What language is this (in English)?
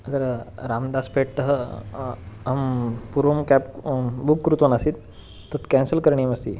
Sanskrit